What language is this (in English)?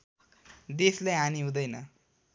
Nepali